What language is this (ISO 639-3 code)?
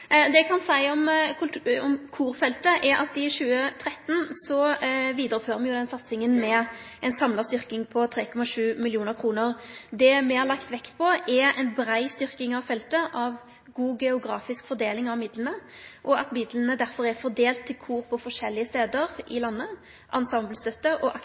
nno